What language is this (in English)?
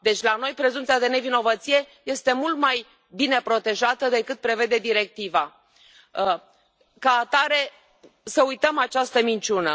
Romanian